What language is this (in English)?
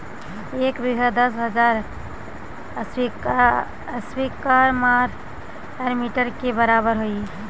Magahi